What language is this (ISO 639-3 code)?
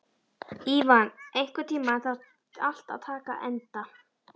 isl